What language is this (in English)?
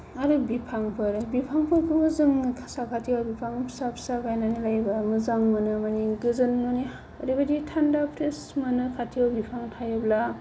Bodo